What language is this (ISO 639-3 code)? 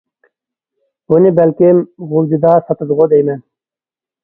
uig